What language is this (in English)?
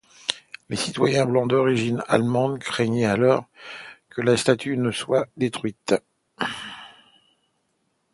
French